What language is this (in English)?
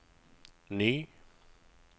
Norwegian